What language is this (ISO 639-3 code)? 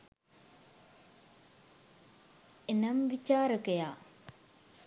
sin